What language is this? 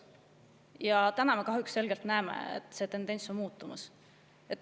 Estonian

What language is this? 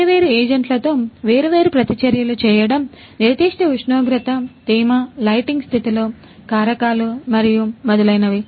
Telugu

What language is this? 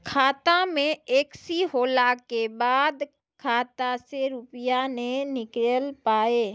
Maithili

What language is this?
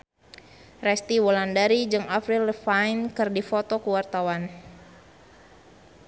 Sundanese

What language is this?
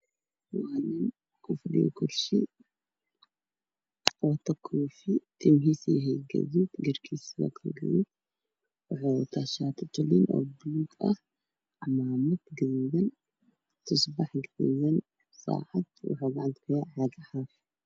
Somali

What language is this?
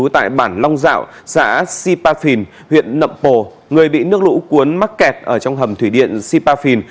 Vietnamese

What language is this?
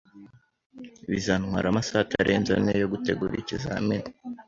Kinyarwanda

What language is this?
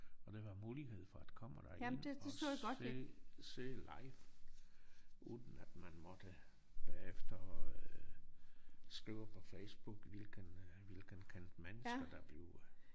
Danish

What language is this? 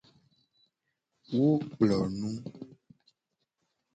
Gen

